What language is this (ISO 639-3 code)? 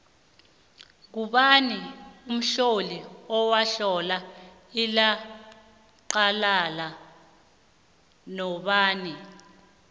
nbl